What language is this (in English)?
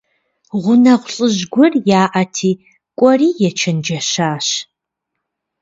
Kabardian